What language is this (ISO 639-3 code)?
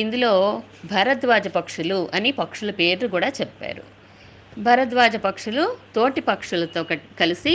tel